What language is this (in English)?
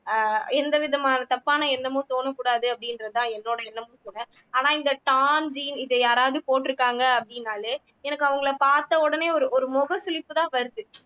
Tamil